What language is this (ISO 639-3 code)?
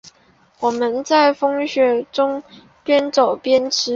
zho